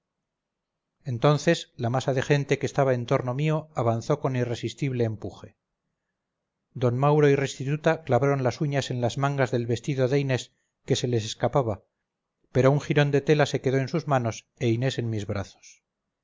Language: Spanish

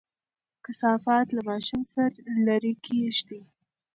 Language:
Pashto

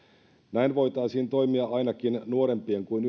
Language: Finnish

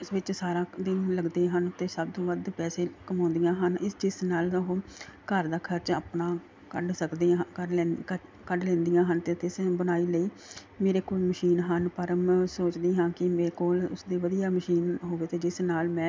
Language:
Punjabi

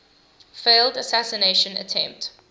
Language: English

